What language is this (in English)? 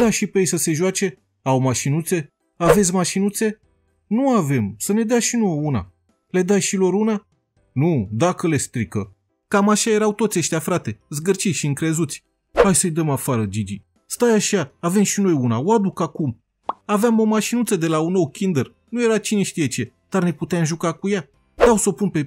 Romanian